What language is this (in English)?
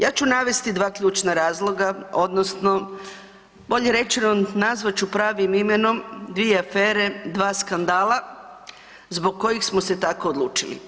Croatian